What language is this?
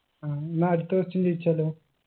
Malayalam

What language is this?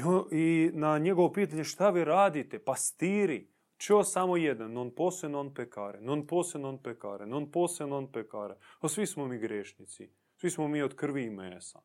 Croatian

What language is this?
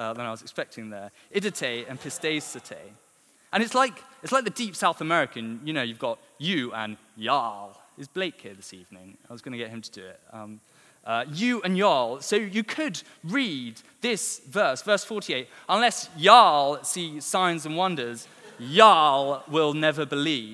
English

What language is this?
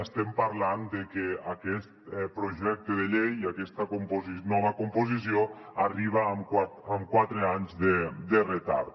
Catalan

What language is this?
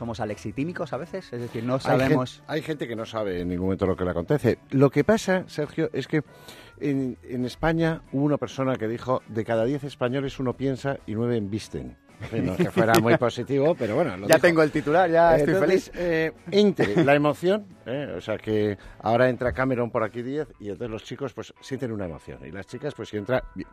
Spanish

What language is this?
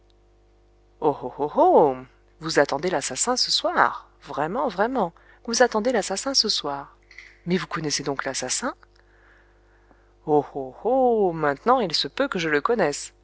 French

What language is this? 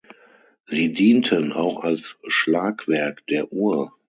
German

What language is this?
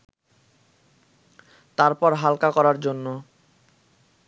Bangla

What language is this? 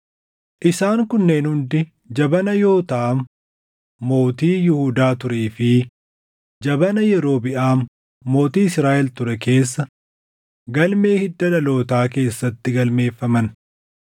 Oromo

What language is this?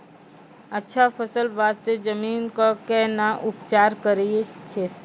Maithili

